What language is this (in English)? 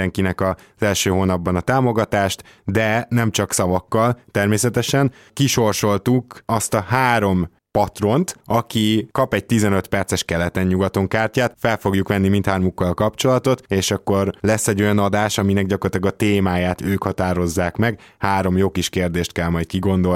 Hungarian